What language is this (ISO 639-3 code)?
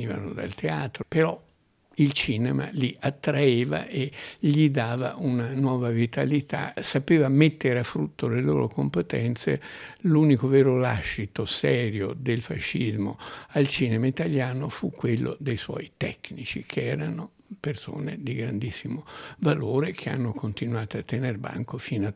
ita